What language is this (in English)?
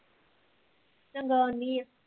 Punjabi